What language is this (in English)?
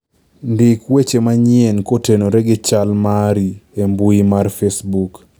Luo (Kenya and Tanzania)